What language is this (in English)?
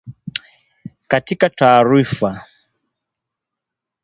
Swahili